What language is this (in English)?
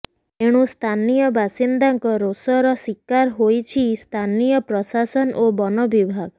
Odia